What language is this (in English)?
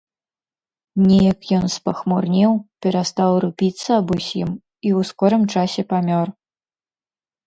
Belarusian